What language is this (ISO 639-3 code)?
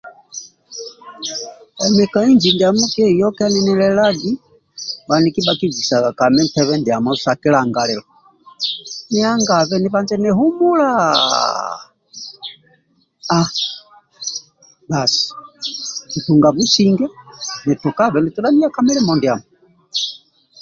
rwm